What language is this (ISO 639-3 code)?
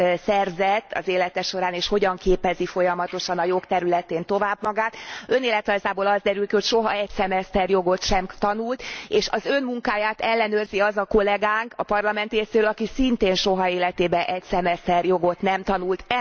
hun